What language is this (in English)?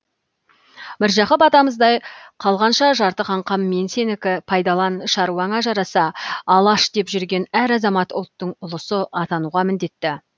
Kazakh